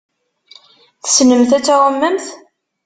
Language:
Kabyle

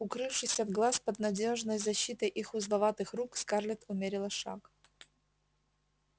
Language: Russian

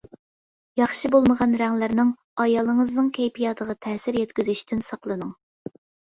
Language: Uyghur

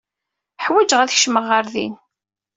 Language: Kabyle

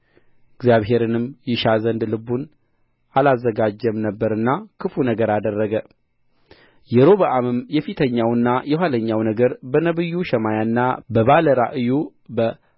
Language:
Amharic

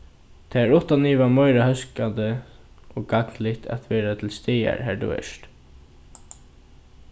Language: Faroese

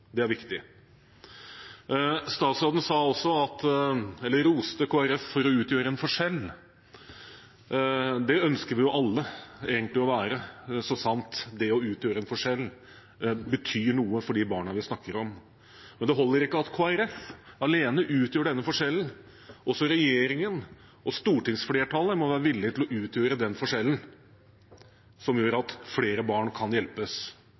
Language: Norwegian Bokmål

